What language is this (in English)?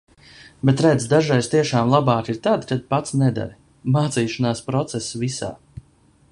Latvian